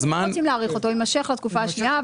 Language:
Hebrew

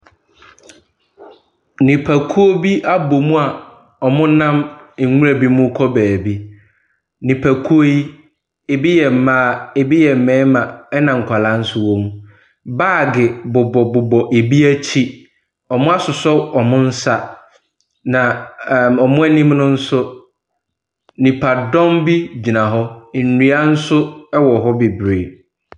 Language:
Akan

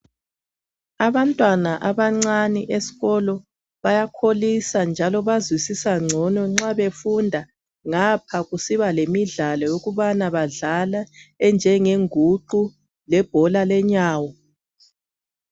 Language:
North Ndebele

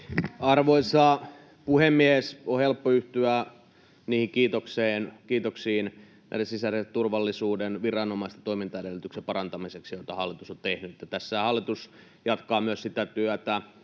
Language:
Finnish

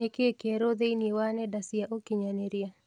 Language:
Kikuyu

